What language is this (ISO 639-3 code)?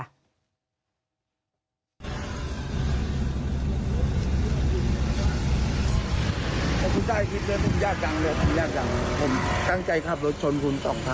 tha